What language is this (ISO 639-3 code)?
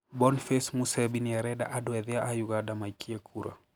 kik